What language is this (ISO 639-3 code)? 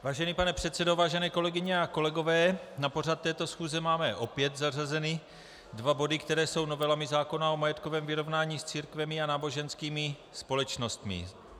ces